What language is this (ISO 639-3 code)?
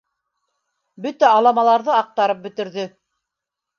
bak